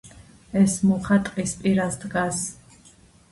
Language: Georgian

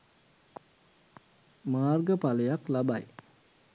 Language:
Sinhala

